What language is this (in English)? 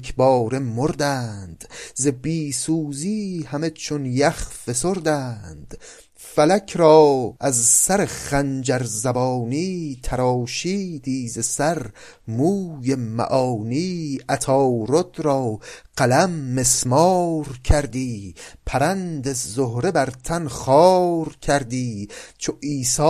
Persian